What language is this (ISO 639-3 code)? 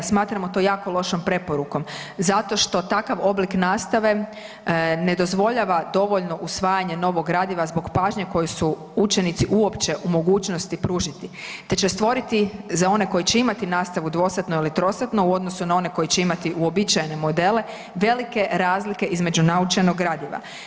hrv